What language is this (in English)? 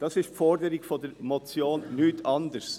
Swiss German